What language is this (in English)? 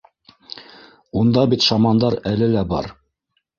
Bashkir